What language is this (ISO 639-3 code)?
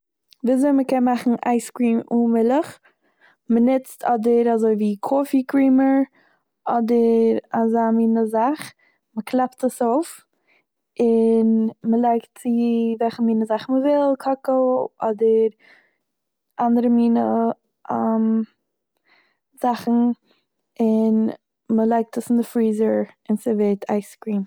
yid